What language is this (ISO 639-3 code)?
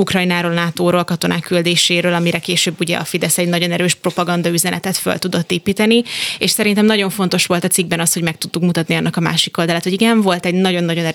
hun